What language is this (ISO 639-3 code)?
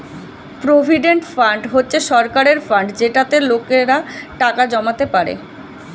ben